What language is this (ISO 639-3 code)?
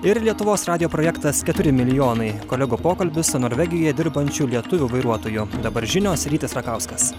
lit